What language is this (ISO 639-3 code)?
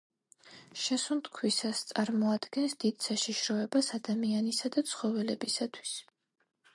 kat